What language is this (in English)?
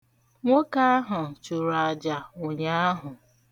Igbo